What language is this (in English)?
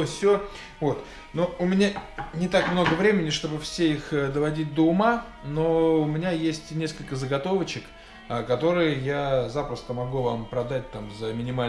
Russian